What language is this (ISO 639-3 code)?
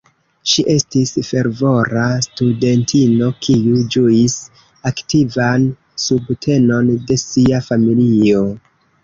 epo